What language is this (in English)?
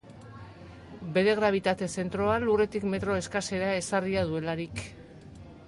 Basque